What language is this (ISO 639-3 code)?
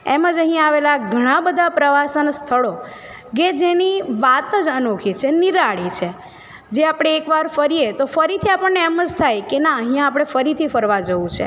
guj